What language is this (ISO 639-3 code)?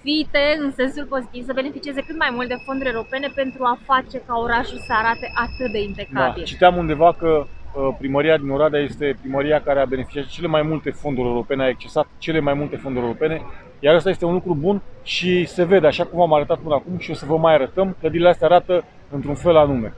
ron